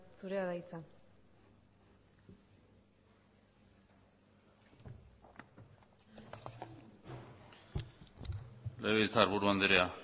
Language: Basque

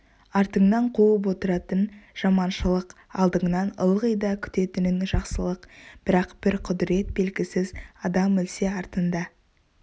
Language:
Kazakh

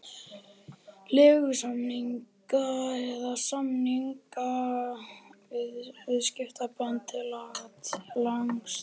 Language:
Icelandic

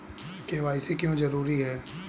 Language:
Hindi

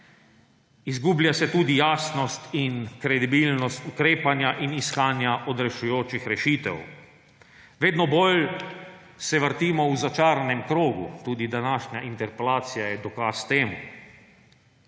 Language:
Slovenian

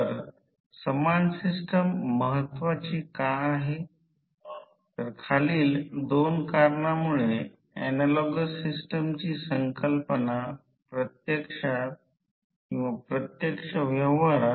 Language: Marathi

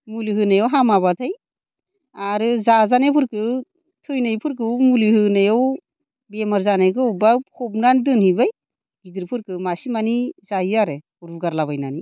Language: Bodo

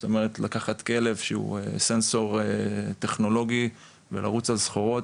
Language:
Hebrew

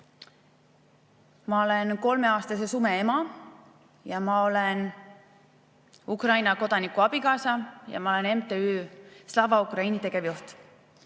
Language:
Estonian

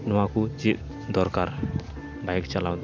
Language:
Santali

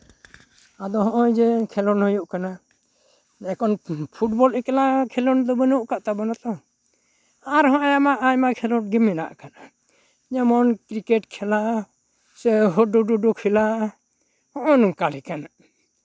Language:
Santali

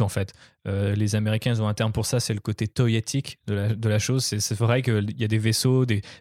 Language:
French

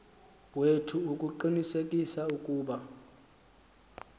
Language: Xhosa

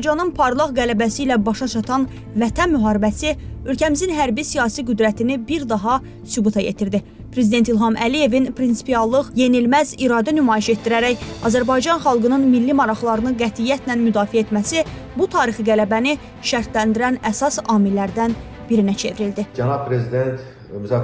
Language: Turkish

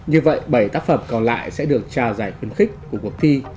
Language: Vietnamese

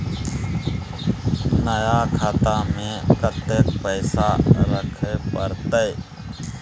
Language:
Maithili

